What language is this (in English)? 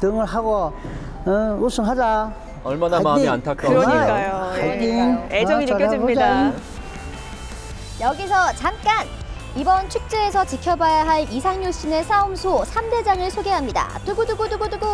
Korean